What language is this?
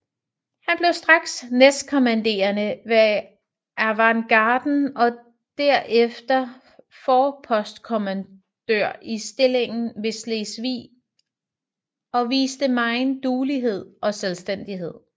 Danish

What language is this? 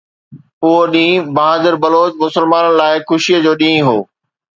Sindhi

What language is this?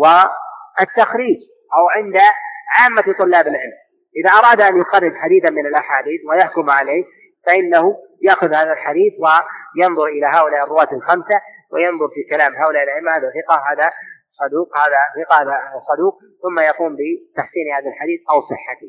Arabic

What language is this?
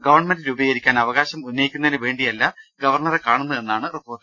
Malayalam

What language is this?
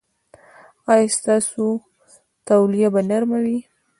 Pashto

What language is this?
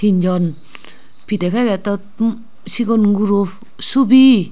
Chakma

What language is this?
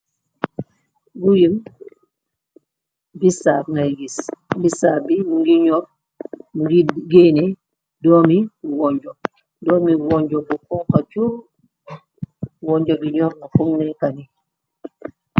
Wolof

